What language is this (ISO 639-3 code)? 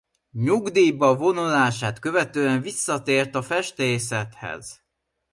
hun